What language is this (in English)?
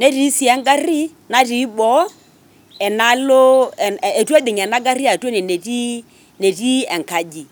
Masai